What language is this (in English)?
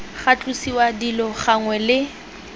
Tswana